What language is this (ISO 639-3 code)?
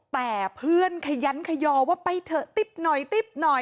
tha